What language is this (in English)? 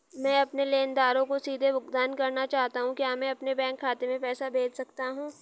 Hindi